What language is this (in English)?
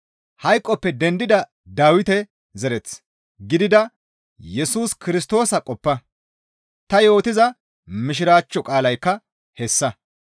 Gamo